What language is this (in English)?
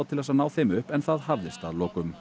Icelandic